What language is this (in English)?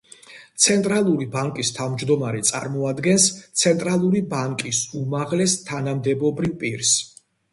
Georgian